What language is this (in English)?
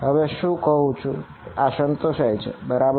Gujarati